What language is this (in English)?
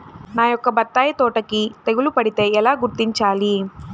Telugu